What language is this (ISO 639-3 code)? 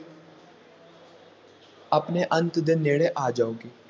pan